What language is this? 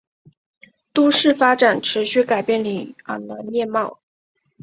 Chinese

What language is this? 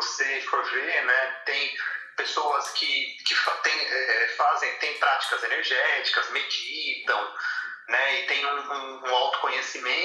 Portuguese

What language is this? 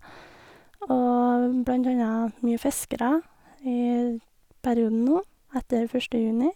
Norwegian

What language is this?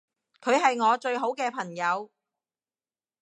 Cantonese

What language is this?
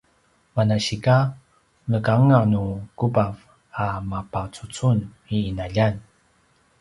Paiwan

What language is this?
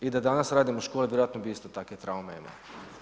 Croatian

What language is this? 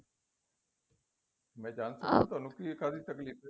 Punjabi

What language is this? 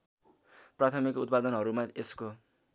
Nepali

